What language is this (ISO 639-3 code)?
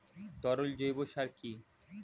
ben